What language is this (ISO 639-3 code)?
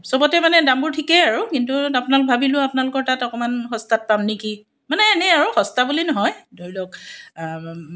asm